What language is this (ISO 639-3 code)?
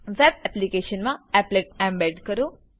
guj